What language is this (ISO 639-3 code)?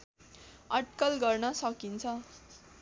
nep